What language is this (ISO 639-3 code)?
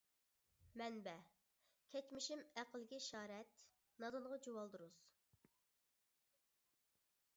uig